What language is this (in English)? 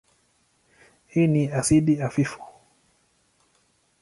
Swahili